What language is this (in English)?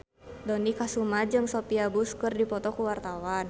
Sundanese